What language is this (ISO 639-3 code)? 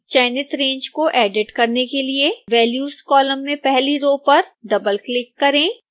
hin